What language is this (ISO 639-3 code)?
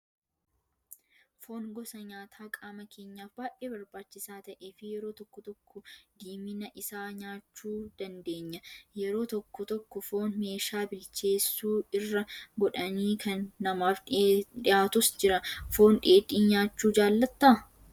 orm